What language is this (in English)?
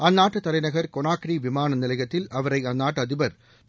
Tamil